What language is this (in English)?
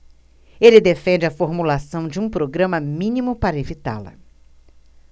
Portuguese